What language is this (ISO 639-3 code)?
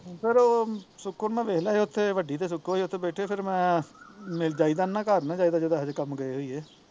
pan